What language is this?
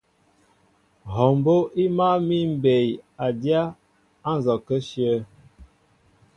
Mbo (Cameroon)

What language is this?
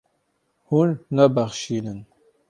Kurdish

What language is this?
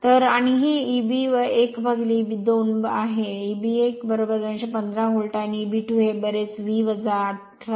Marathi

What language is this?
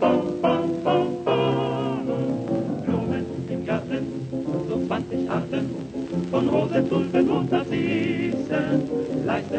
Swahili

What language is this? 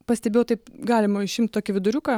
Lithuanian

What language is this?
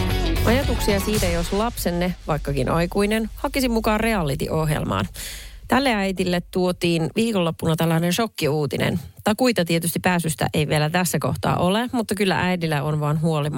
Finnish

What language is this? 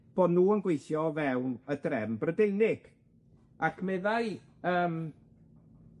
Welsh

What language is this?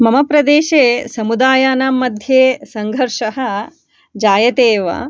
Sanskrit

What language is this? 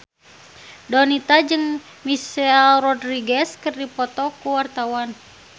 Sundanese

